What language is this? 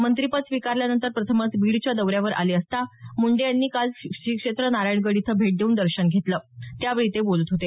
Marathi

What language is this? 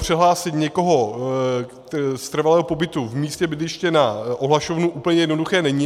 Czech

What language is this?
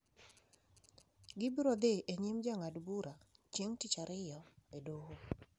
Luo (Kenya and Tanzania)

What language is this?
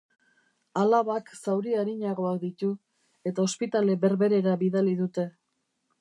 Basque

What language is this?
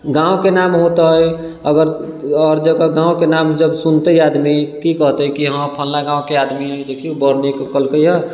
Maithili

